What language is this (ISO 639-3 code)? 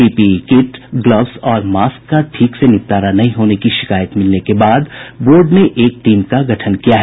hin